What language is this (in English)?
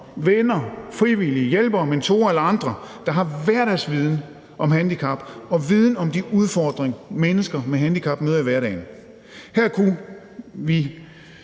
Danish